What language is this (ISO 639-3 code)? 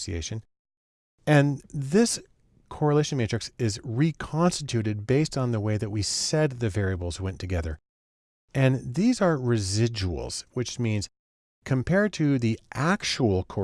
eng